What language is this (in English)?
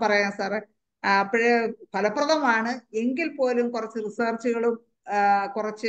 Malayalam